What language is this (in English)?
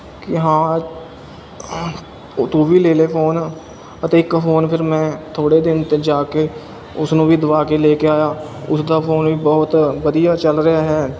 Punjabi